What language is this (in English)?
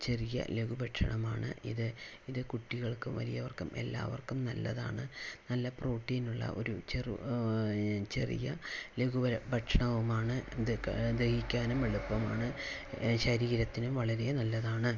Malayalam